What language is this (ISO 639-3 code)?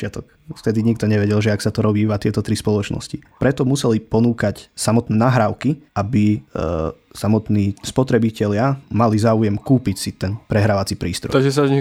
slk